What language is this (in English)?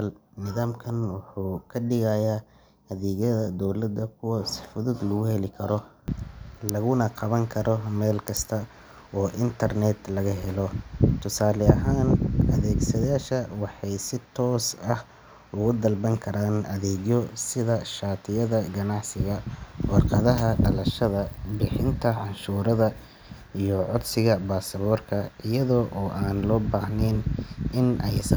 Somali